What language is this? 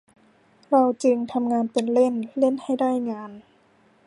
Thai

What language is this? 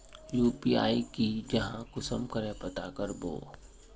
Magahi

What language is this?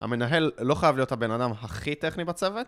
Hebrew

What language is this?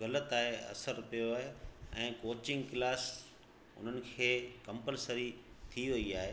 Sindhi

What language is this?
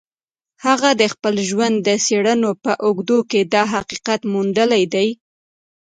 Pashto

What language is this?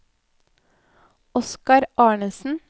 Norwegian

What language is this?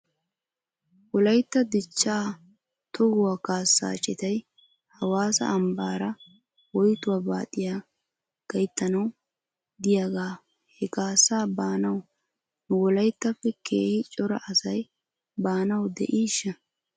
Wolaytta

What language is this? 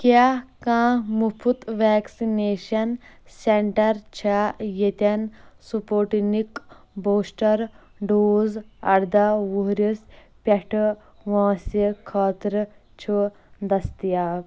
Kashmiri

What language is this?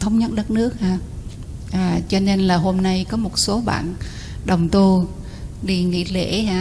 Vietnamese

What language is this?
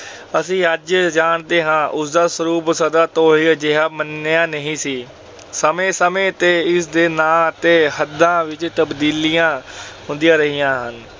Punjabi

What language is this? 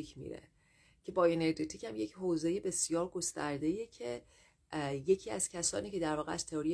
Persian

